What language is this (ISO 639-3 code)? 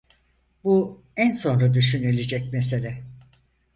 tur